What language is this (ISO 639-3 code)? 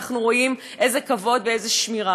heb